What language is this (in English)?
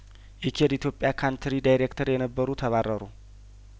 Amharic